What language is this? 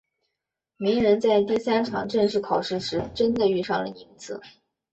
Chinese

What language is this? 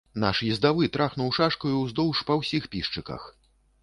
Belarusian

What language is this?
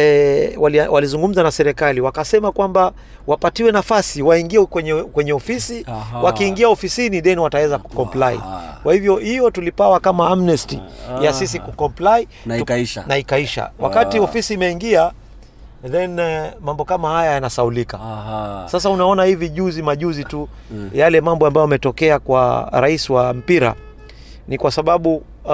Swahili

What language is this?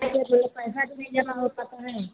Hindi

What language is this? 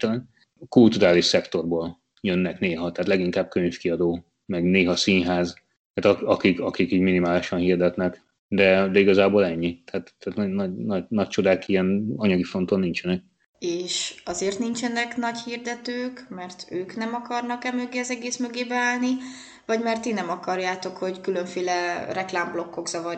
Hungarian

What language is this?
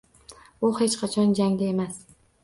Uzbek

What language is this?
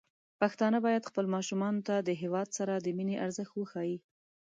Pashto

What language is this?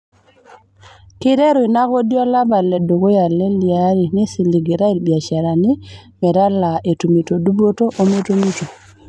Masai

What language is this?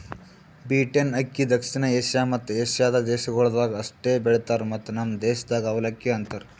Kannada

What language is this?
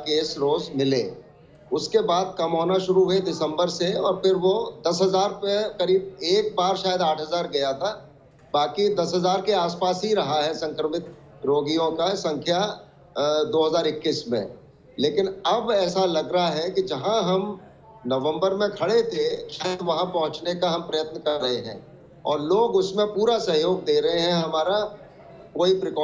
Hindi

